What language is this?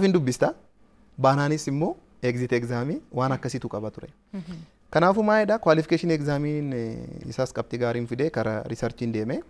Arabic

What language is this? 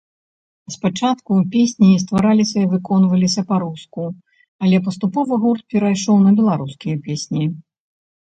Belarusian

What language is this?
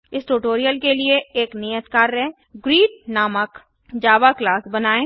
Hindi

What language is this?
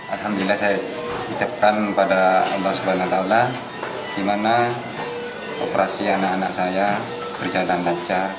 Indonesian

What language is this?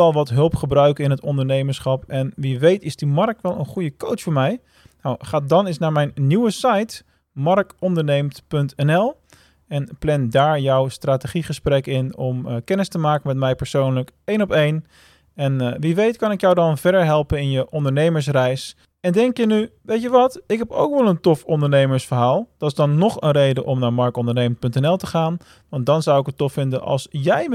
Dutch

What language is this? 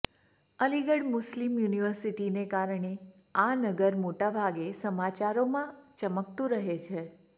Gujarati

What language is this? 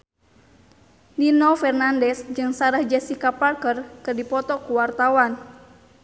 Sundanese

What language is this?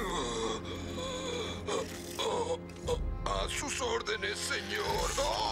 Spanish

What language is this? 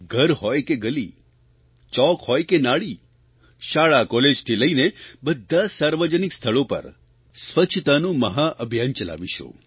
Gujarati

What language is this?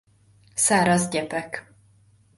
Hungarian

